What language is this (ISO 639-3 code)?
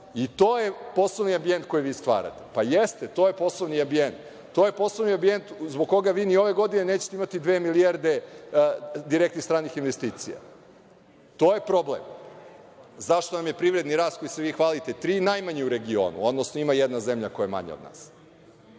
srp